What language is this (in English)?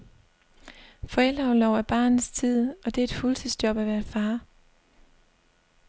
Danish